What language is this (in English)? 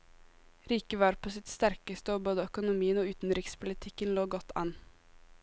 Norwegian